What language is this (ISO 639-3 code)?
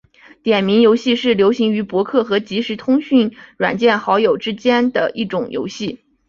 zho